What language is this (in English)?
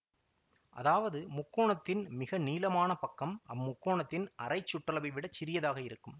Tamil